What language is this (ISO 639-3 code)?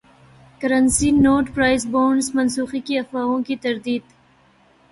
urd